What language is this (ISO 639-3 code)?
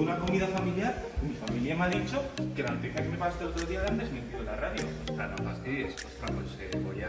spa